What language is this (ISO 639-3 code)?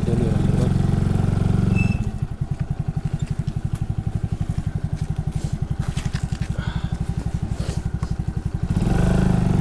tur